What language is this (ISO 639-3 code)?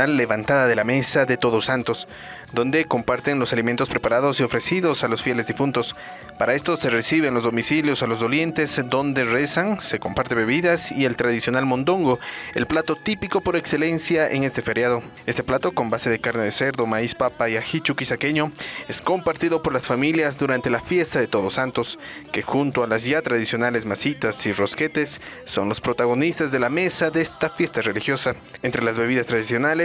spa